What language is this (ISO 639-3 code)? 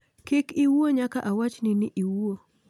luo